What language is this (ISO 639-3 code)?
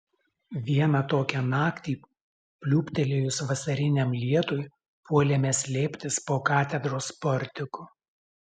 lit